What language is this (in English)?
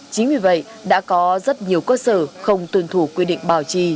Vietnamese